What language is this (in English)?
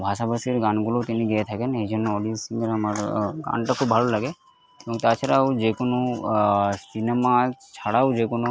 Bangla